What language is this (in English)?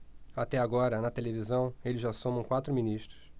Portuguese